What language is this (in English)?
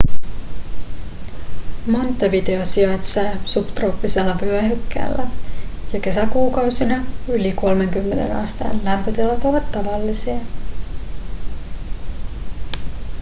Finnish